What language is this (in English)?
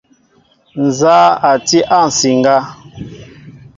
Mbo (Cameroon)